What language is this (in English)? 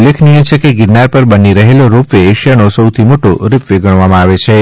Gujarati